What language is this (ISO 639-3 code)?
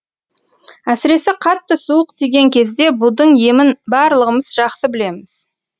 kaz